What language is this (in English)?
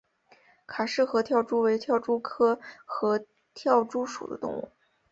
Chinese